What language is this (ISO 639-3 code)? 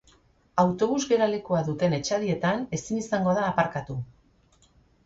eus